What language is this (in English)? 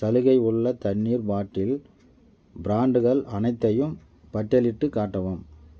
Tamil